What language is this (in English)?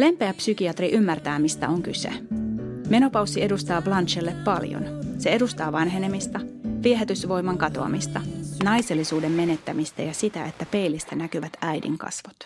Finnish